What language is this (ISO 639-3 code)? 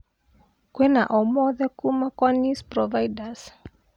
kik